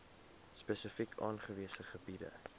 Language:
Afrikaans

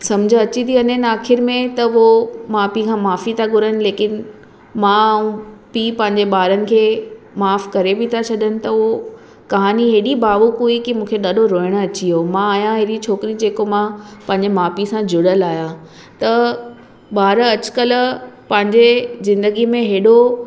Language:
Sindhi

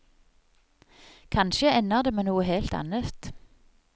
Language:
Norwegian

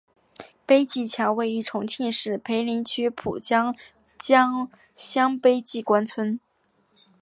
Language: Chinese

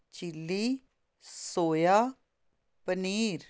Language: Punjabi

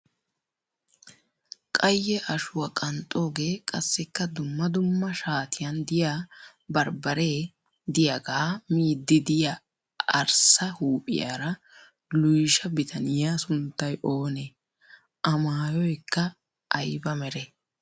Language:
Wolaytta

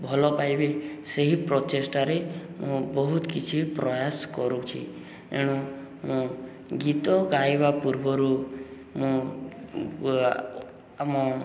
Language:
Odia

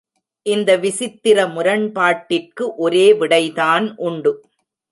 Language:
Tamil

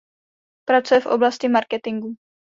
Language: Czech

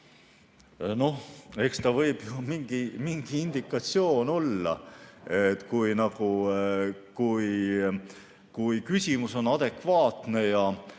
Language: Estonian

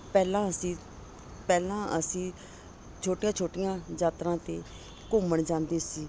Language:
Punjabi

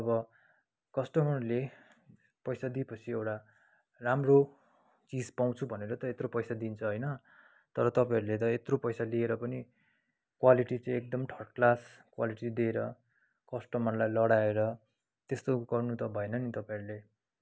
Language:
Nepali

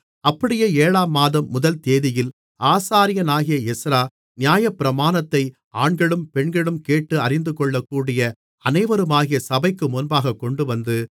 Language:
Tamil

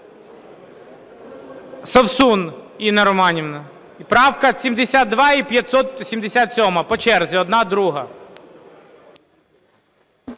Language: Ukrainian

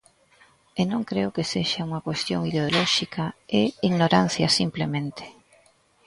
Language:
Galician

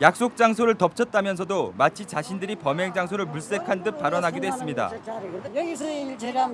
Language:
Korean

